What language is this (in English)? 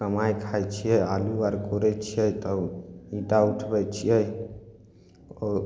Maithili